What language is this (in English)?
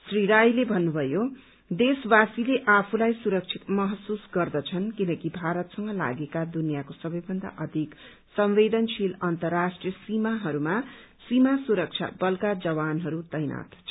Nepali